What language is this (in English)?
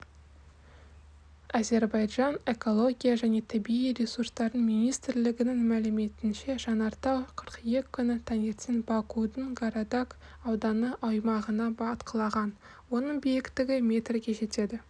Kazakh